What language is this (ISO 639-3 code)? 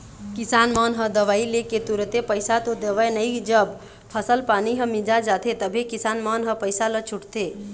hne